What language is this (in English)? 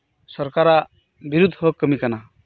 Santali